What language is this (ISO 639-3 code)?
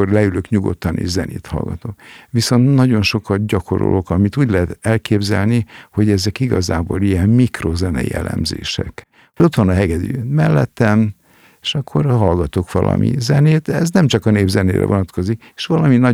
hun